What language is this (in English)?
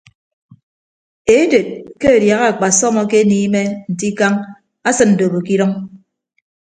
Ibibio